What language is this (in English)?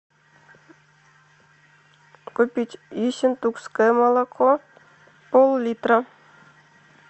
Russian